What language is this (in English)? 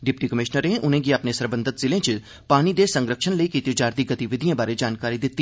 Dogri